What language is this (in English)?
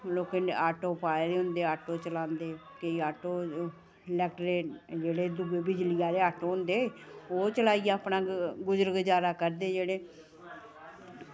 Dogri